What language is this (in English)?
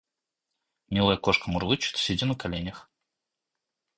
Russian